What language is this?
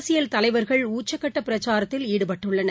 Tamil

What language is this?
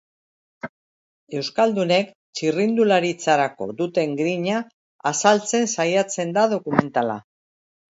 Basque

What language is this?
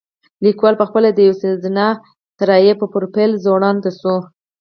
Pashto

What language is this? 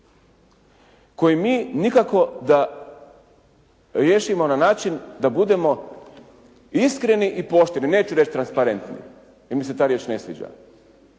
Croatian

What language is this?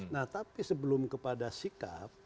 Indonesian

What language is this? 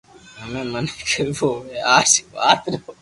Loarki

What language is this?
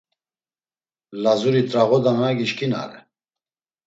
Laz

